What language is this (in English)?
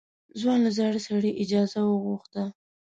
Pashto